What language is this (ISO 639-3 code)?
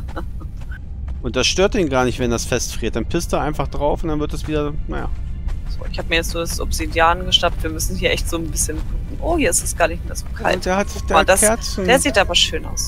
deu